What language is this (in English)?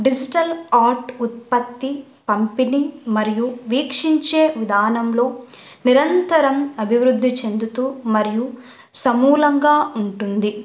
Telugu